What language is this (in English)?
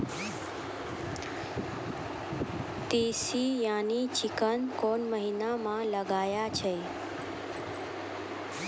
Maithili